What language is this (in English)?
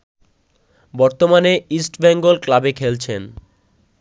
Bangla